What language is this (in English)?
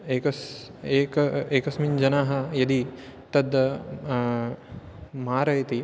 Sanskrit